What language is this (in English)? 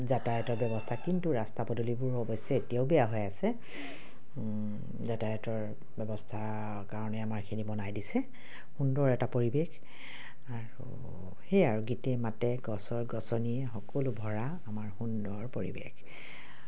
Assamese